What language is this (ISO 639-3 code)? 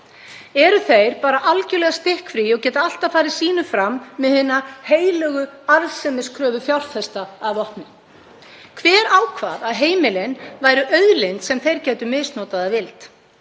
isl